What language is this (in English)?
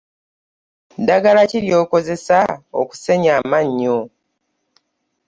Ganda